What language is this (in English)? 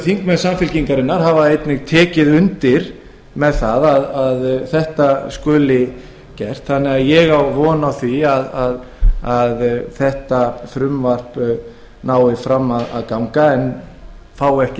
Icelandic